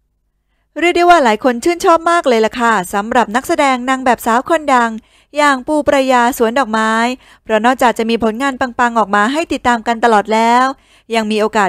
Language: Thai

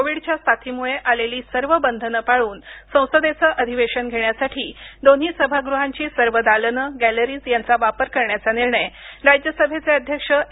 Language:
Marathi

